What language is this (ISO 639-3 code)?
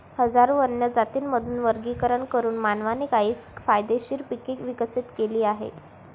mar